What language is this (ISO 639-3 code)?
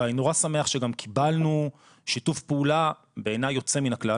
heb